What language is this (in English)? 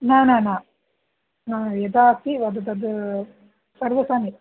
Sanskrit